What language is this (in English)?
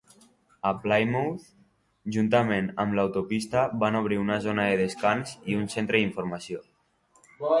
Catalan